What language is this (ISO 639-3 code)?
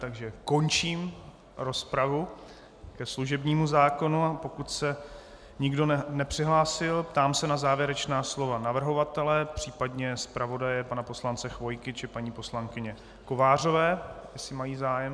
ces